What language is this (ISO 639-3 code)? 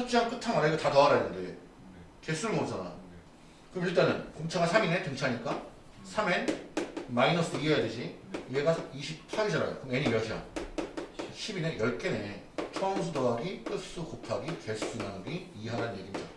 kor